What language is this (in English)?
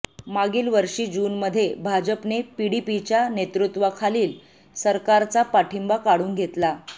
Marathi